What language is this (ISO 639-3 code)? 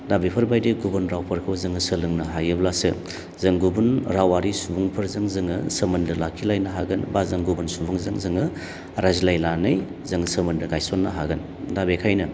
brx